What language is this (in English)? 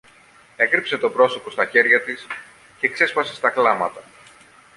Greek